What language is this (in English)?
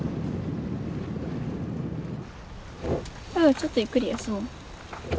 Japanese